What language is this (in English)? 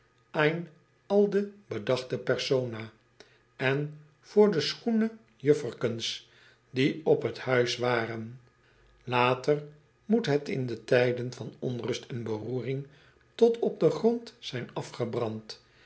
Dutch